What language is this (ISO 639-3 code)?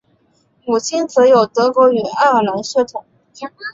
zho